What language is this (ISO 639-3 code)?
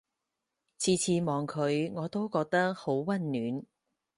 yue